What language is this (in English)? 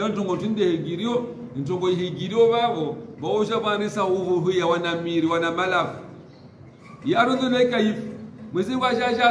Arabic